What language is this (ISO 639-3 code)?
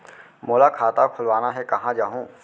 hne